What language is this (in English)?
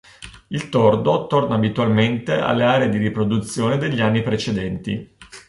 Italian